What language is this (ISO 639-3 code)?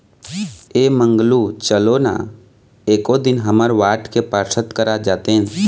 hne